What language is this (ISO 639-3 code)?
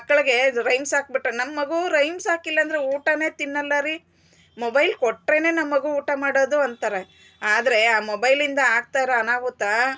kan